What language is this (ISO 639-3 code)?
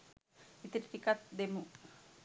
sin